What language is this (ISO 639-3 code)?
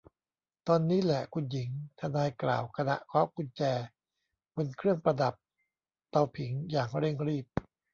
tha